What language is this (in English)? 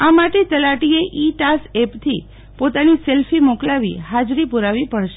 Gujarati